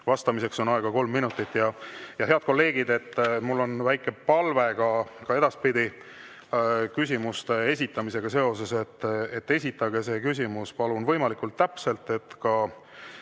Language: Estonian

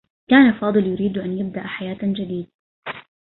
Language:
Arabic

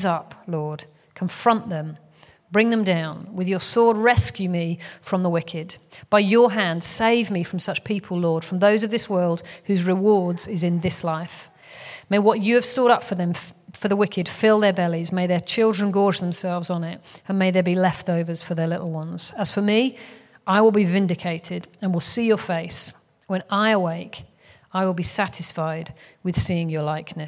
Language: English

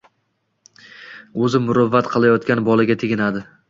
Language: Uzbek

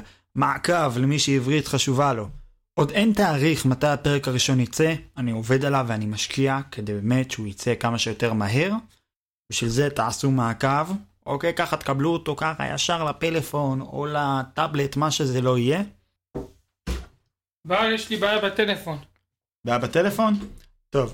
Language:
Hebrew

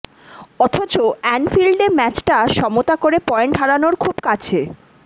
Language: Bangla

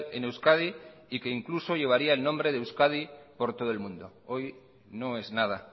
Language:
Spanish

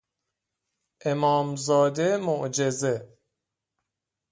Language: Persian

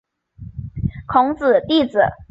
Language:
Chinese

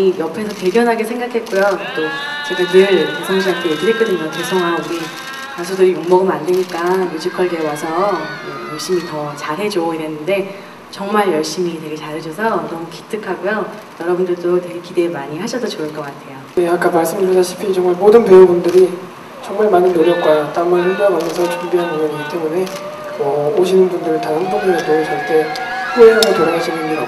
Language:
Korean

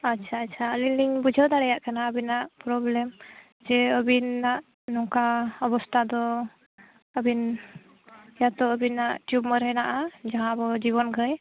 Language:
Santali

